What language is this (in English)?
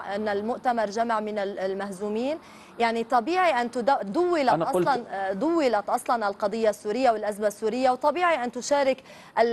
Arabic